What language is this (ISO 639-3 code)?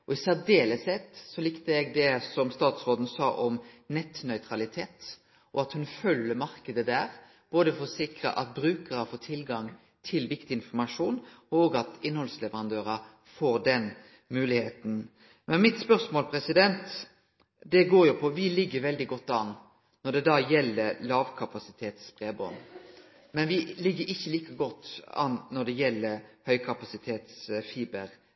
nno